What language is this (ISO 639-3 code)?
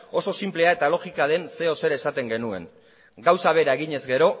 eus